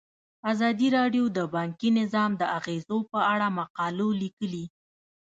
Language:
Pashto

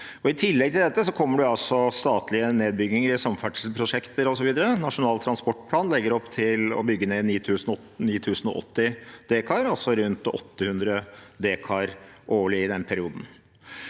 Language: Norwegian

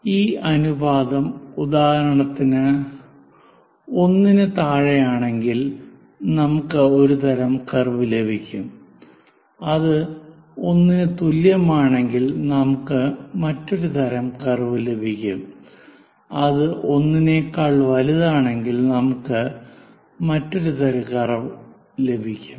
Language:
Malayalam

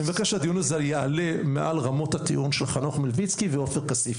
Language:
Hebrew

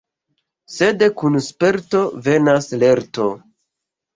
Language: Esperanto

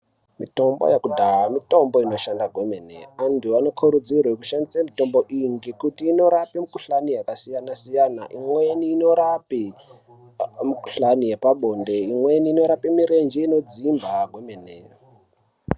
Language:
Ndau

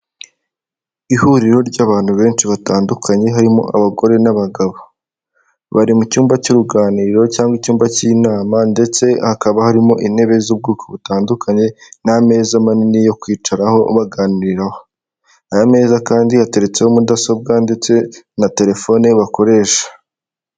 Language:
Kinyarwanda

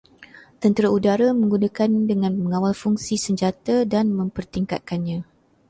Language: Malay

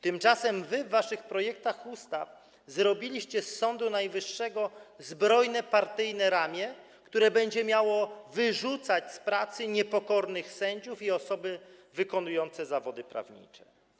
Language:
Polish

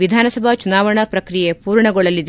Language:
Kannada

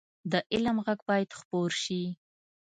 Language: Pashto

